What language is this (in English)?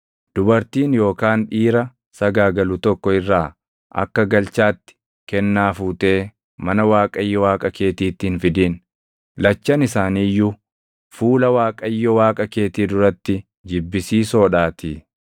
Oromo